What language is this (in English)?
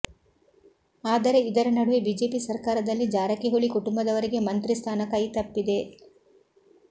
Kannada